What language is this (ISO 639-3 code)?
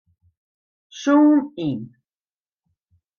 fry